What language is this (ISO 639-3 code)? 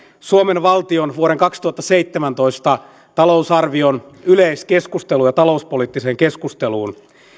fin